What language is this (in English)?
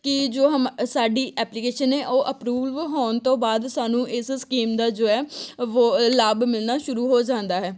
Punjabi